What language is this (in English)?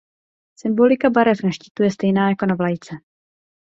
Czech